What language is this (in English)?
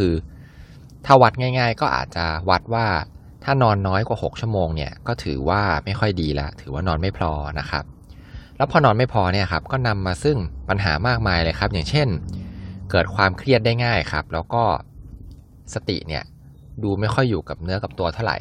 Thai